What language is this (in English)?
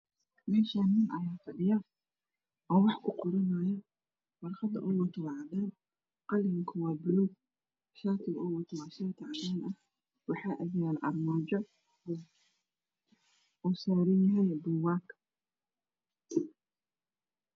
Somali